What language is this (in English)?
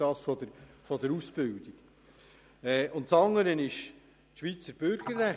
Swiss German